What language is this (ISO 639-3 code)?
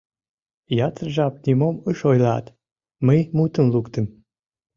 chm